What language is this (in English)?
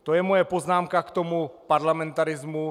Czech